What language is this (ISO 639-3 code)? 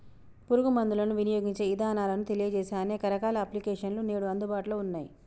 tel